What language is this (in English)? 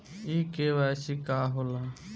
Bhojpuri